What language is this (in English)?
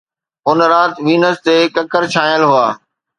Sindhi